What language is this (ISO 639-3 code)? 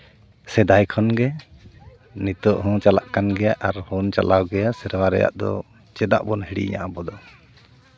sat